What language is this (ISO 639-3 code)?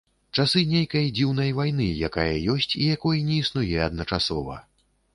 bel